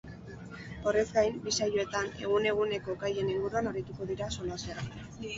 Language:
Basque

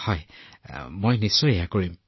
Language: Assamese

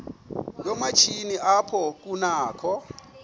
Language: Xhosa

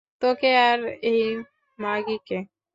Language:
Bangla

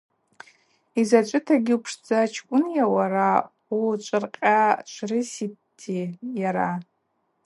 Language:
Abaza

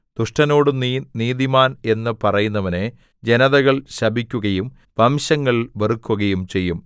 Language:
Malayalam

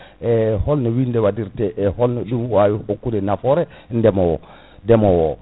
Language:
Fula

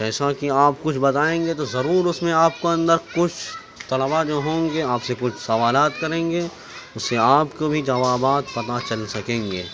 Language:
Urdu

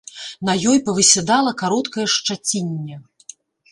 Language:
Belarusian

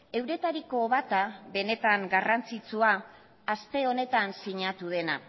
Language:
Basque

